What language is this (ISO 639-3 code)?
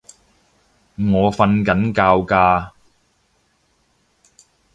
yue